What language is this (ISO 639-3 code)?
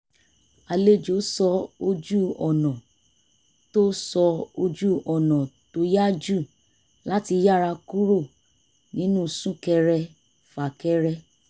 yor